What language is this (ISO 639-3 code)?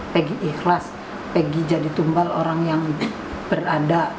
ind